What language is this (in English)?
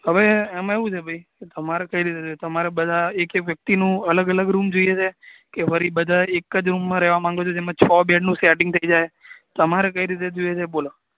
Gujarati